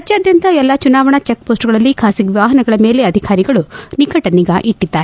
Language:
Kannada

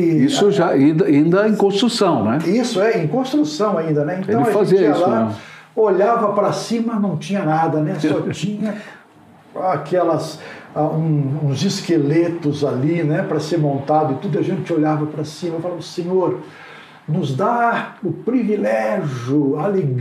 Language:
Portuguese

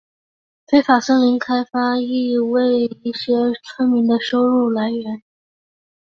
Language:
Chinese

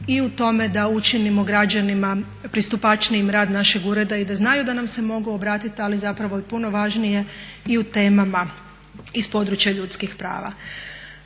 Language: Croatian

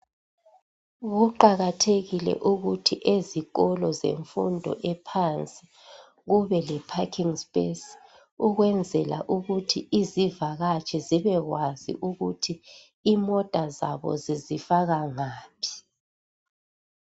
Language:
North Ndebele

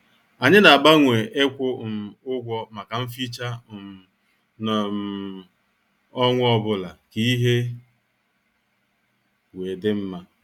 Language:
Igbo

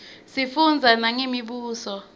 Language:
Swati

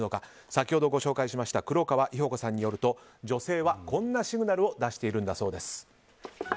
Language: Japanese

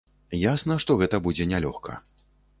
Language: Belarusian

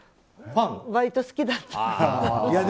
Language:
Japanese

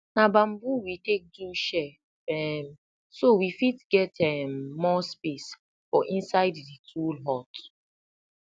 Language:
Nigerian Pidgin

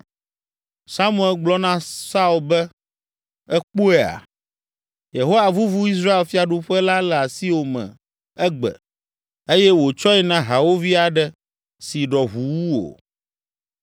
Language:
Ewe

